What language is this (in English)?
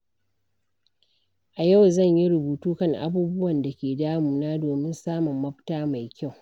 Hausa